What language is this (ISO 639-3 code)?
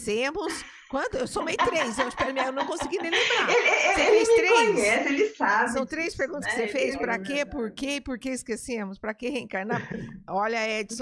por